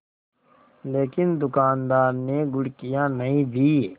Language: Hindi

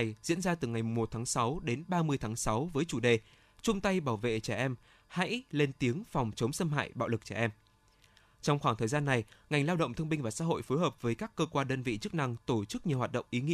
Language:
Vietnamese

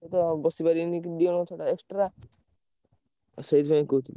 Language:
Odia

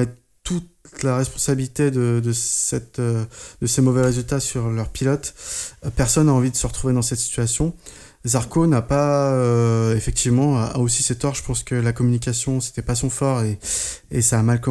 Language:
French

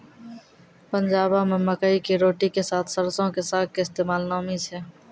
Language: Maithili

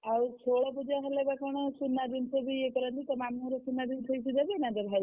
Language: Odia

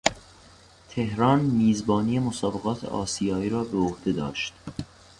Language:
Persian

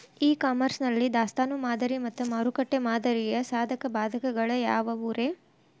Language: Kannada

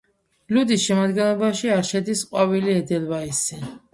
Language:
Georgian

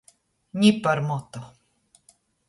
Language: Latgalian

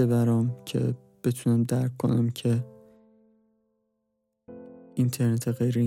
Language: Persian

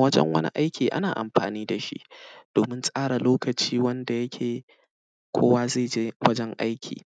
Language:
Hausa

